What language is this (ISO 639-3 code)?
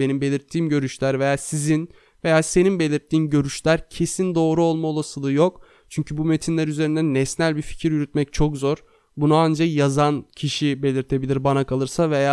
tur